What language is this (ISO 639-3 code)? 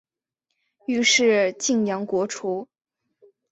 zho